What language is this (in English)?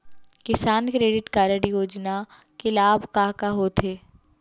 Chhattisgarhi